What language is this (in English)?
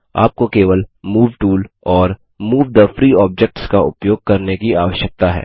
Hindi